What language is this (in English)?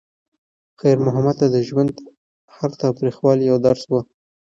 Pashto